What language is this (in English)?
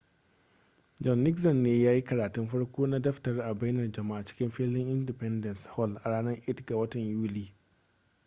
Hausa